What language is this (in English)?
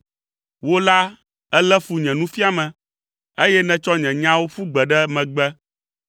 Ewe